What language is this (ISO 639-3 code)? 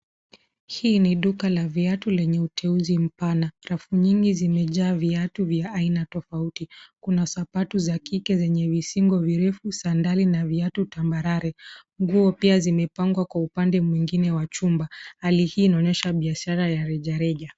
swa